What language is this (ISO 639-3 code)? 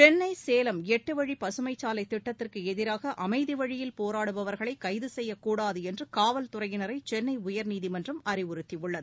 tam